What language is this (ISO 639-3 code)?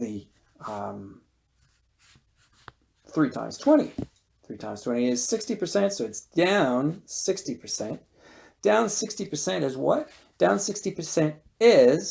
eng